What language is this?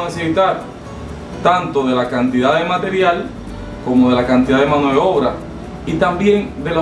Spanish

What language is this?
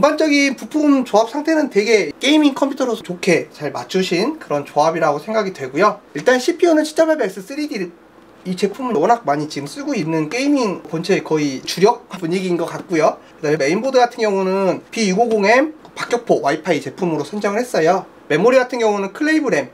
Korean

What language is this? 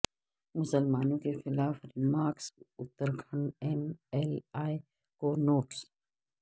Urdu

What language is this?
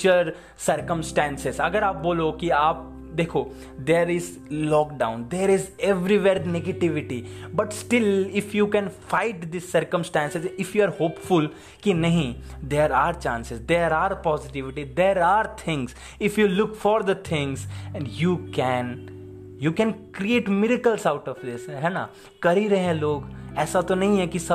Hindi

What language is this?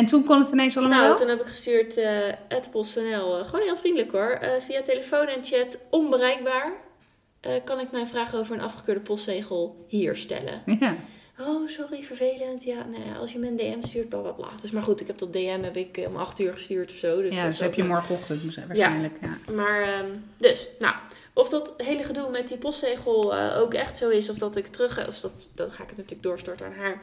Dutch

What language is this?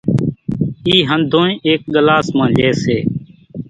Kachi Koli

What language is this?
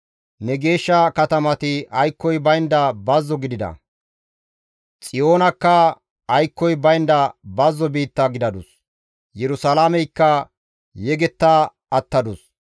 Gamo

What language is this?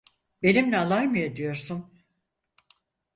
Turkish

